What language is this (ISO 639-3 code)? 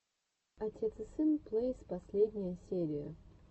rus